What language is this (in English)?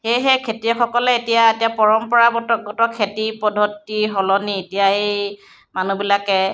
Assamese